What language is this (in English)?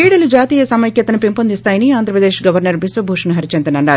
Telugu